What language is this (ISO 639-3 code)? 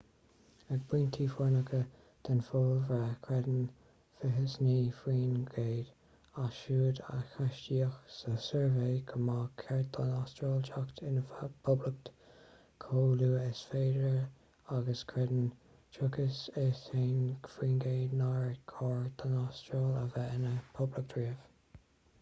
gle